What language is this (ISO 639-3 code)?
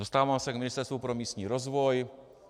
ces